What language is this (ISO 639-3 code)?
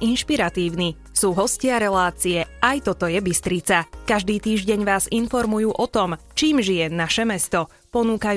slk